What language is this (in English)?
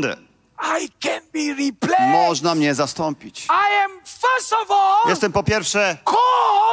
Polish